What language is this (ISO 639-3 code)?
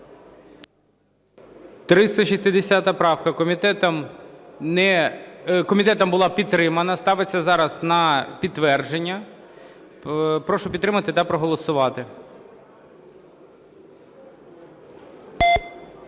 ukr